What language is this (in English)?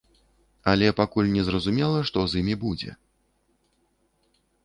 Belarusian